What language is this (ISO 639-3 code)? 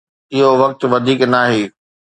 snd